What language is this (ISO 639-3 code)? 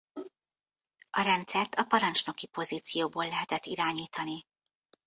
hun